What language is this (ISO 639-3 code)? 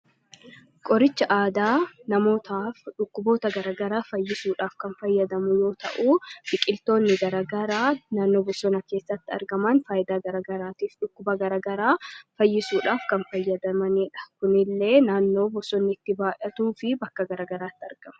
orm